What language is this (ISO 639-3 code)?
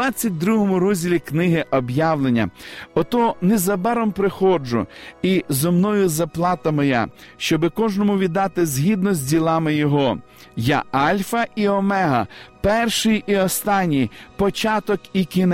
ukr